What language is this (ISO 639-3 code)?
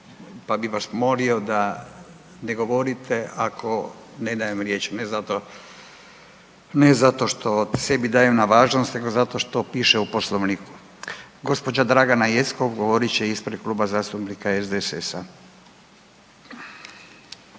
hrv